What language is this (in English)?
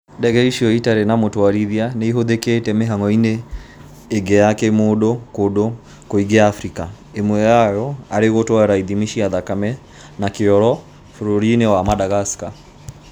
Kikuyu